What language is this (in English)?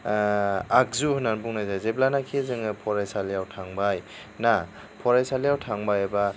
Bodo